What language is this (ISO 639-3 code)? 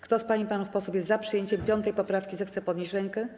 pol